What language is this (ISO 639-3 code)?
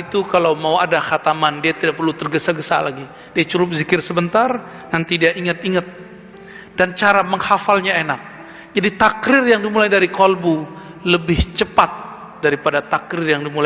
ind